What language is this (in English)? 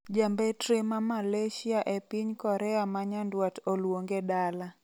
Luo (Kenya and Tanzania)